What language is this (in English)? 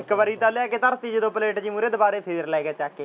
Punjabi